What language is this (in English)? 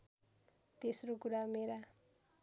Nepali